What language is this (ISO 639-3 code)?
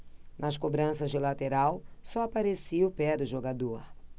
por